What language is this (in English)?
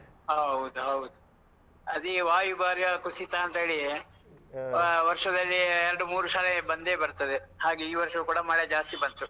Kannada